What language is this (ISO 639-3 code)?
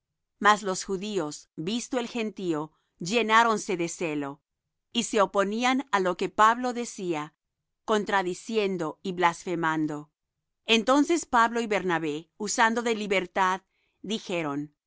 spa